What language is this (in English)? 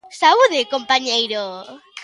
Galician